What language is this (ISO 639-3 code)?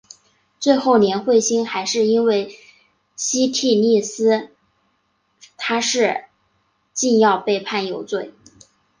zho